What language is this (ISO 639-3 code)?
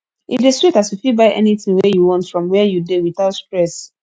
pcm